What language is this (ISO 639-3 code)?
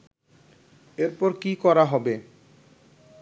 ben